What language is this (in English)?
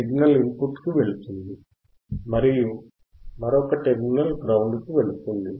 Telugu